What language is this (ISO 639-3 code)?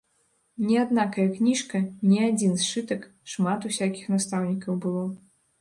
bel